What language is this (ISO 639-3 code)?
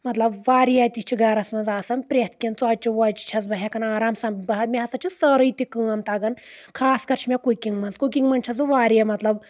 kas